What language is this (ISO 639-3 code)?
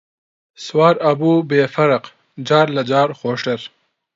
ckb